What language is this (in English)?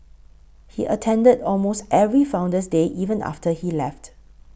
English